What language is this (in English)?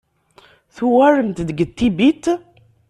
Kabyle